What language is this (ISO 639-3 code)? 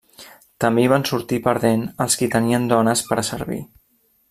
cat